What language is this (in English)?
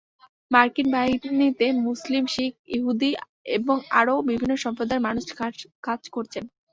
Bangla